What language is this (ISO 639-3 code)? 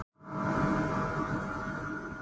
isl